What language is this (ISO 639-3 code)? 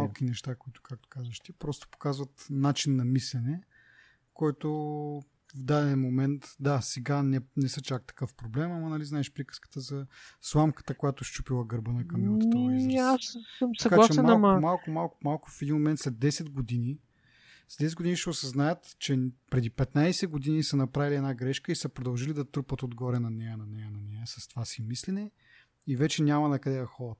bul